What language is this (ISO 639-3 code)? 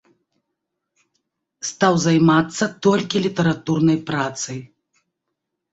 bel